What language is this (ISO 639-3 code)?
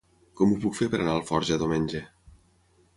cat